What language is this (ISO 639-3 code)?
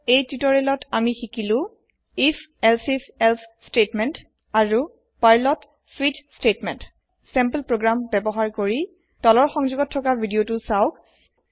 asm